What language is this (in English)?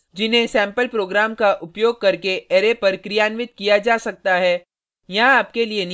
Hindi